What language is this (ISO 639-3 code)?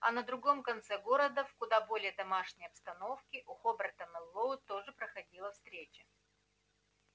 rus